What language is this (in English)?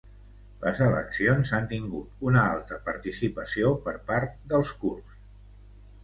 Catalan